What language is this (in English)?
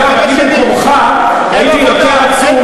Hebrew